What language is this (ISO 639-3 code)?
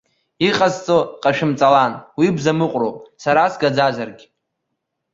abk